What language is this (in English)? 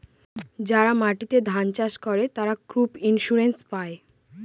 Bangla